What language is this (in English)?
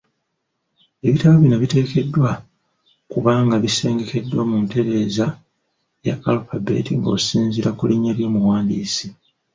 Ganda